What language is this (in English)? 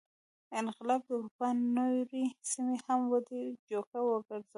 Pashto